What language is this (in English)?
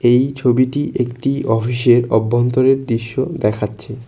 Bangla